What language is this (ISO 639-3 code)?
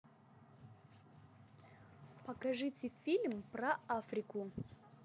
rus